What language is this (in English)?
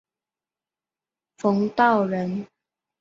Chinese